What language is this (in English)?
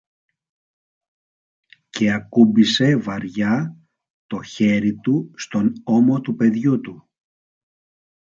Greek